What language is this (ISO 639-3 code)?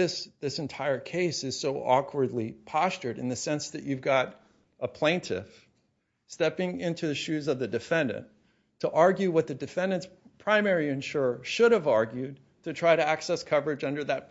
eng